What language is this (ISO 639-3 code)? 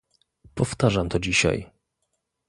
pol